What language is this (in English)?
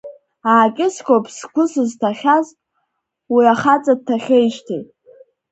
Abkhazian